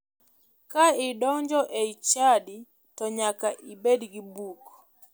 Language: Luo (Kenya and Tanzania)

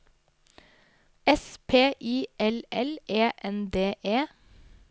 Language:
Norwegian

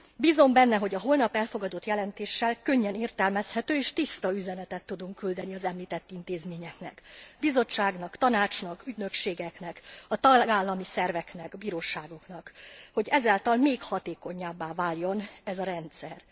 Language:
Hungarian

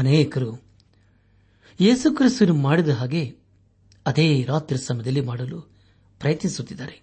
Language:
Kannada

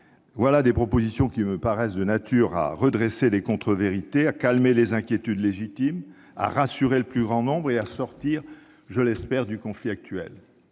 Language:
French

